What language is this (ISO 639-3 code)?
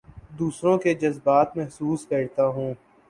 urd